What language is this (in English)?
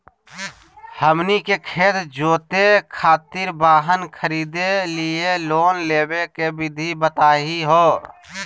Magahi